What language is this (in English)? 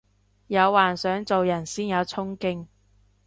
Cantonese